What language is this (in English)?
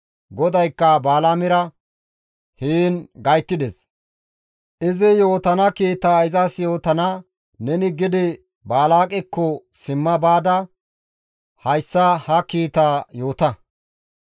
Gamo